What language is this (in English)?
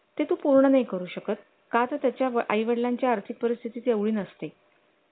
Marathi